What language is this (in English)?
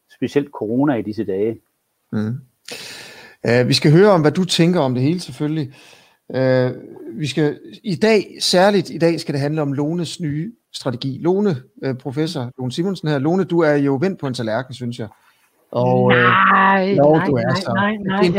Danish